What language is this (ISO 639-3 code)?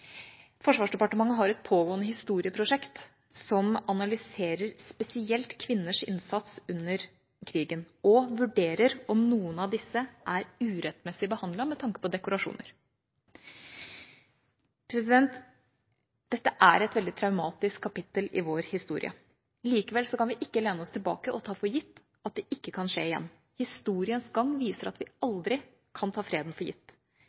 nob